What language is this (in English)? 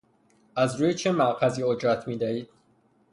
Persian